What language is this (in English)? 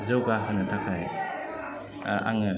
Bodo